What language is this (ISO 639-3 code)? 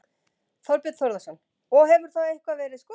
isl